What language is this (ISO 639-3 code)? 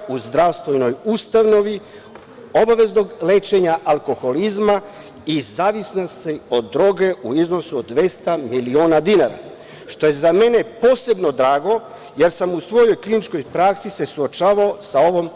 srp